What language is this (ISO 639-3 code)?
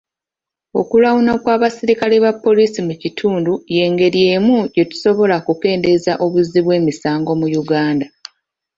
lug